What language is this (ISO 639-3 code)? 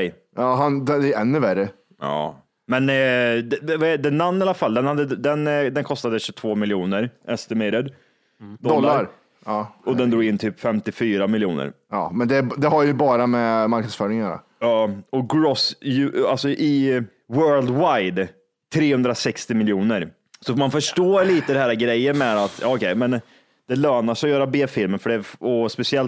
swe